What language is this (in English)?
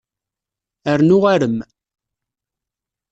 Kabyle